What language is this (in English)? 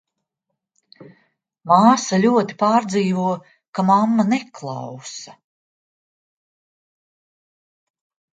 Latvian